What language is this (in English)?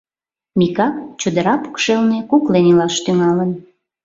Mari